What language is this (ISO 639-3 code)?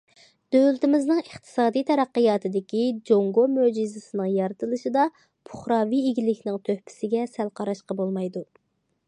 uig